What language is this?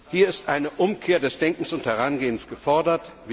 German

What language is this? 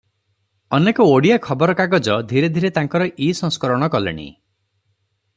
Odia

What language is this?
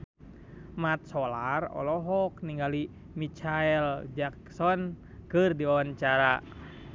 Sundanese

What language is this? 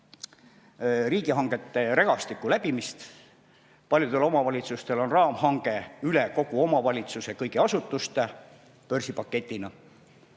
Estonian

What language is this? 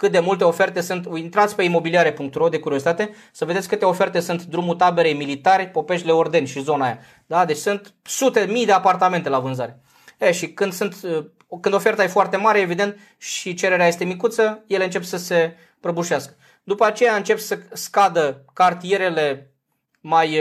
Romanian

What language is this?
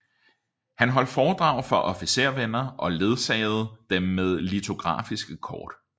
Danish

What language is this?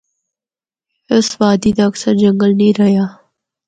Northern Hindko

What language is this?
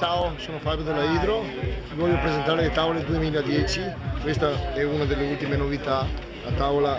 Italian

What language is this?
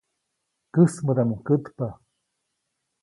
Copainalá Zoque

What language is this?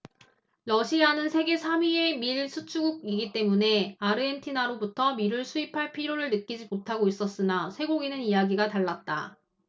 Korean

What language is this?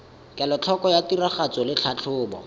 Tswana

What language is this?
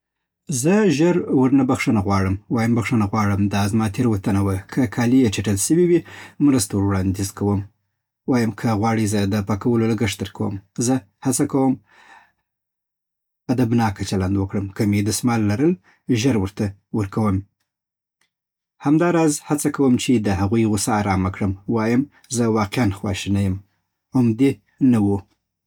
Southern Pashto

